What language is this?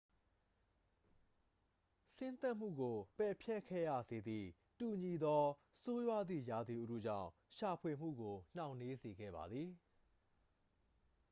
Burmese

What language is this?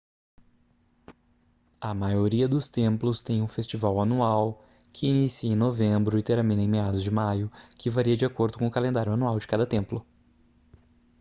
Portuguese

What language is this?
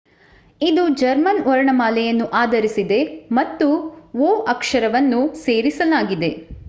Kannada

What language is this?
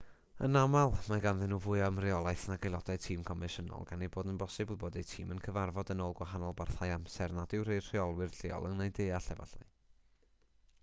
Welsh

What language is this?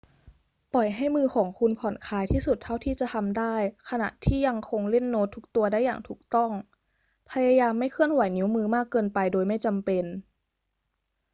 Thai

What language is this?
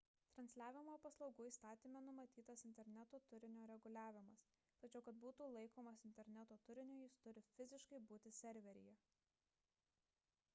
Lithuanian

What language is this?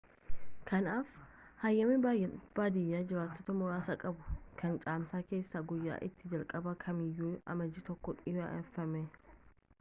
Oromo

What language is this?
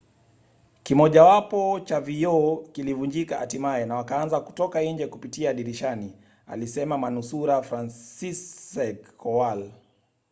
Swahili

